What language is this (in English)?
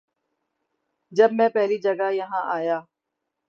Urdu